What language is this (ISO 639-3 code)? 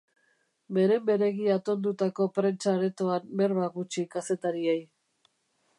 eus